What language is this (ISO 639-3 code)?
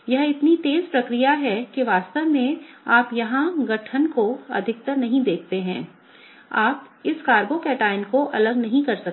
hin